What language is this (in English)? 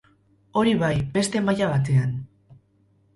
Basque